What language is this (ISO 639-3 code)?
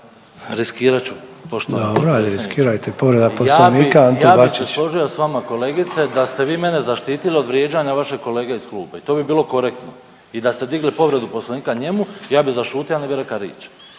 hrv